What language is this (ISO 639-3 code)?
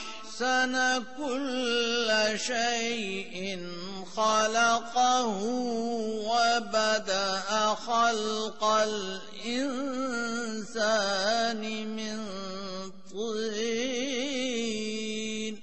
urd